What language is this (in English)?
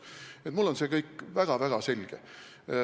Estonian